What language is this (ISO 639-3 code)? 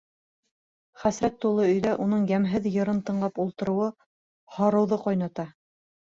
bak